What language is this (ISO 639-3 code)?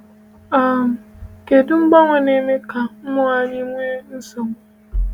ibo